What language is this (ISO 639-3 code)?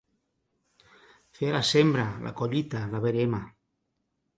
cat